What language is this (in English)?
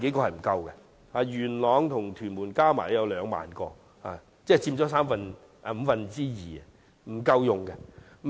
Cantonese